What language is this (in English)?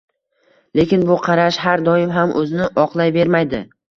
Uzbek